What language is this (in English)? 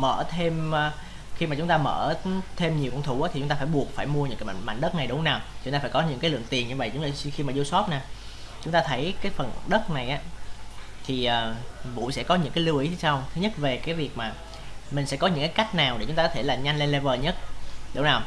Vietnamese